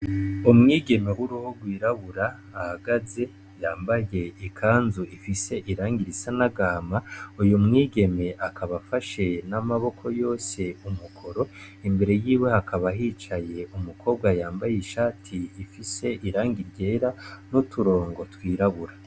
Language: Rundi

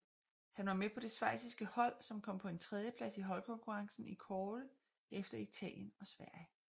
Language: Danish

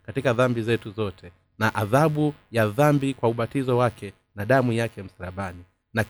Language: Swahili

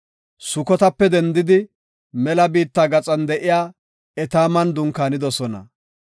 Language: Gofa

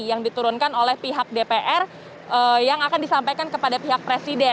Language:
Indonesian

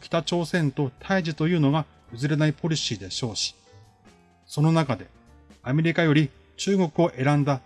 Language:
Japanese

